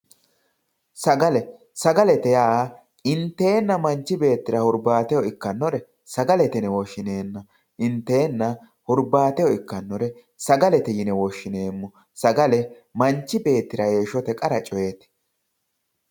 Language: Sidamo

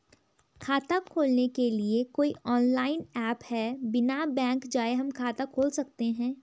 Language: Hindi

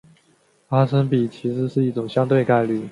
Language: Chinese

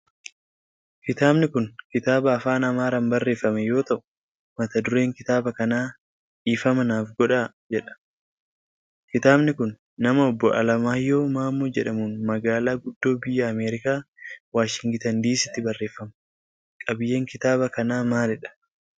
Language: Oromo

